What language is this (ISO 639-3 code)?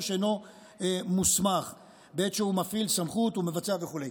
heb